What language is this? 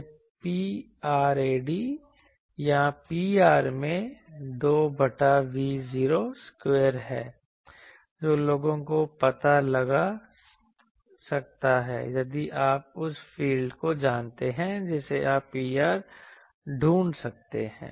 Hindi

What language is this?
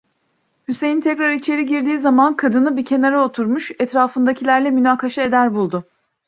Turkish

